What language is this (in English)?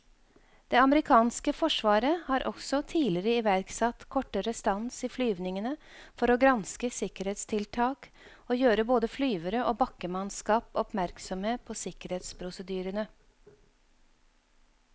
Norwegian